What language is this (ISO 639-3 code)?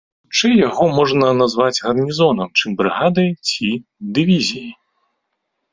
bel